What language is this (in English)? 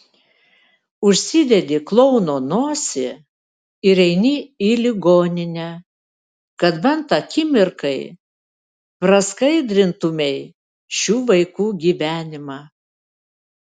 Lithuanian